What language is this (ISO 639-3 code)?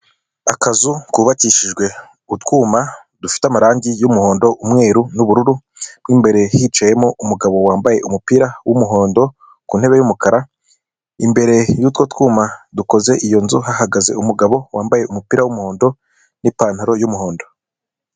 kin